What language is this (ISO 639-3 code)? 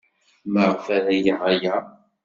kab